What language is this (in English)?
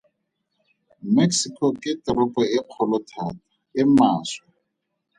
Tswana